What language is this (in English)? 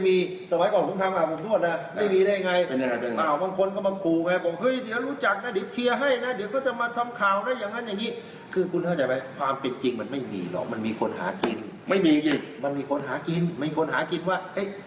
Thai